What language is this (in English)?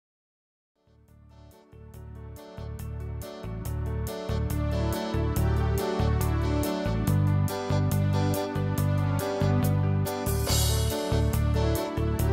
Czech